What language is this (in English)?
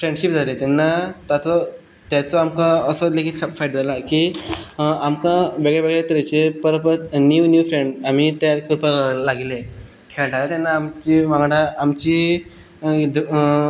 Konkani